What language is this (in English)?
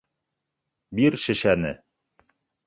Bashkir